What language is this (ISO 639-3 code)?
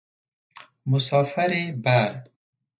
fas